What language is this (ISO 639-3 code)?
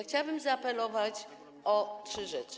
pol